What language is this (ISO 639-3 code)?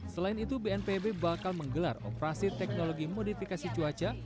ind